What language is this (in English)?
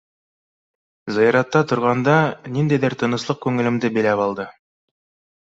Bashkir